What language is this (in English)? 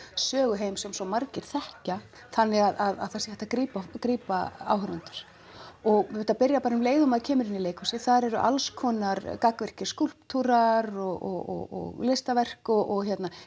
Icelandic